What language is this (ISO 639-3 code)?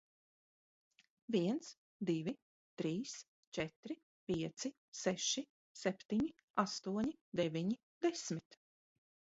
lav